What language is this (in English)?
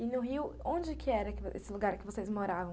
Portuguese